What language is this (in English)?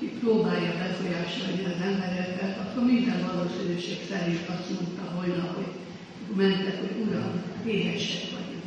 Hungarian